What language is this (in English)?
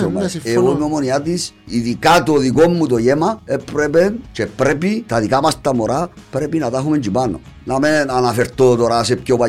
Greek